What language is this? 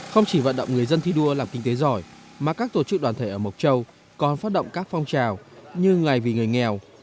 Vietnamese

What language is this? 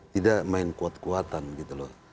Indonesian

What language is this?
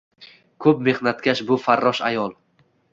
Uzbek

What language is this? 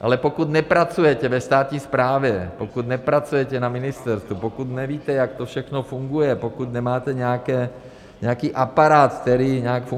Czech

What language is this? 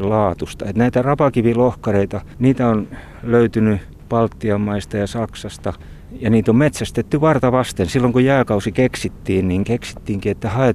Finnish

